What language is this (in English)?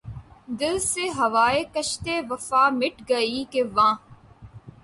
Urdu